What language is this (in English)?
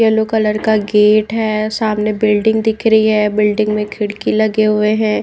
Hindi